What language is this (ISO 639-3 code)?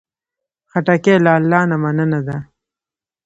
pus